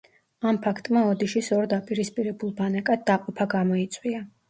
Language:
Georgian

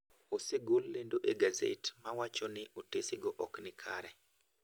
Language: Luo (Kenya and Tanzania)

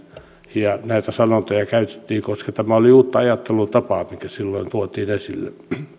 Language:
Finnish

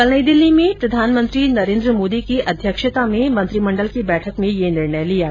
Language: Hindi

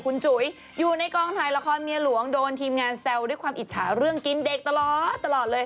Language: Thai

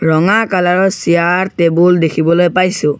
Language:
Assamese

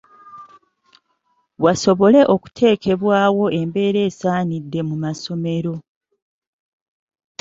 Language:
Ganda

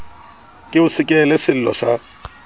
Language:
Southern Sotho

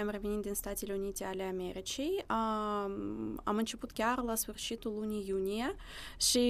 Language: Romanian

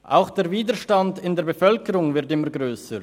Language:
Swiss German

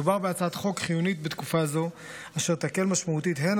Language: Hebrew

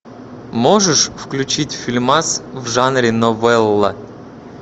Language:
Russian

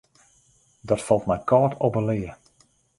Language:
Western Frisian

